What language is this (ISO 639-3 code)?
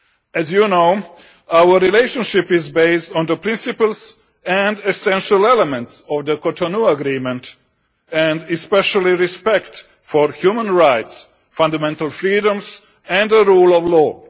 eng